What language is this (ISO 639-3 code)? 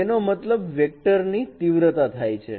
guj